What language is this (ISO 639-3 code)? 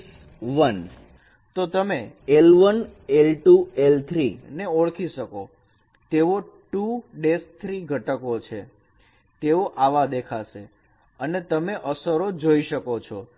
guj